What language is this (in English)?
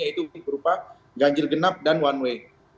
Indonesian